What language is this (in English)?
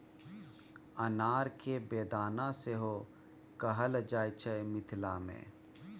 Maithili